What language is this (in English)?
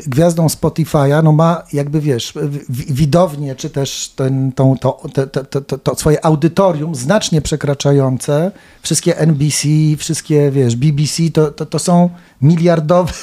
Polish